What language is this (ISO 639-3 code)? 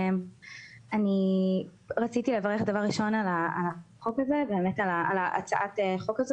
heb